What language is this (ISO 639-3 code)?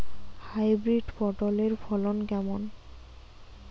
ben